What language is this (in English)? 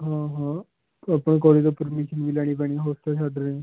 Punjabi